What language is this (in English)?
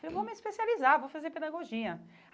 Portuguese